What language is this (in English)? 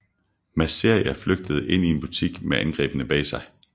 Danish